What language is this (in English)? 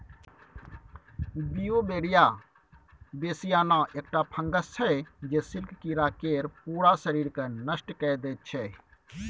Maithili